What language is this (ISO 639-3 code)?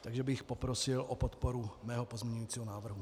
ces